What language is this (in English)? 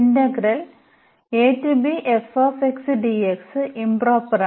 Malayalam